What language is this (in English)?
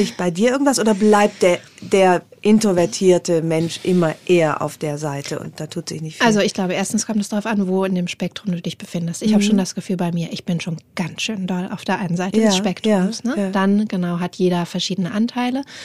German